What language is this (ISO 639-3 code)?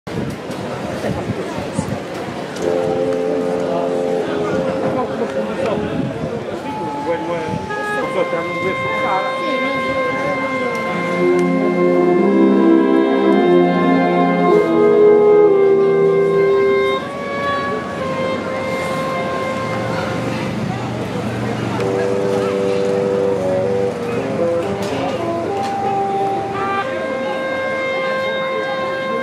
jpn